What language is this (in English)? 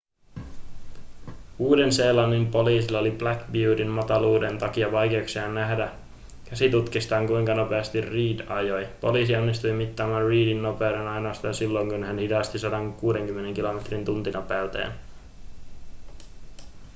Finnish